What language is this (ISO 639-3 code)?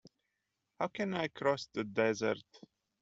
eng